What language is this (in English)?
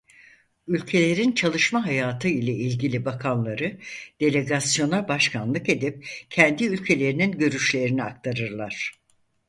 Turkish